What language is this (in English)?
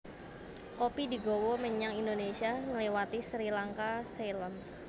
Javanese